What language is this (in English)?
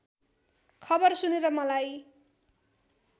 Nepali